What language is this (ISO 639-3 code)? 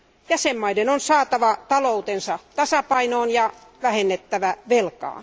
fin